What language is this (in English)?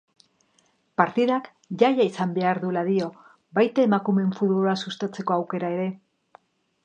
Basque